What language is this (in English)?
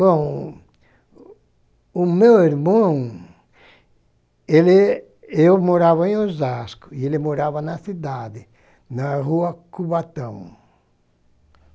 Portuguese